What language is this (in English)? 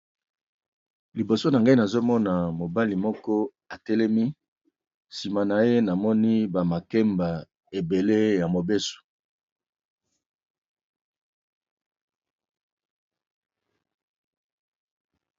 Lingala